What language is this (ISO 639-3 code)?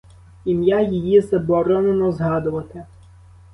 ukr